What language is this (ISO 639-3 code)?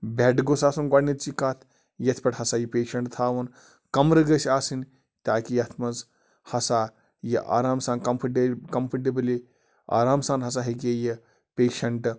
kas